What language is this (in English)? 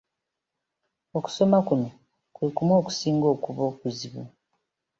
Ganda